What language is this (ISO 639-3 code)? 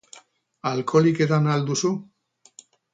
eus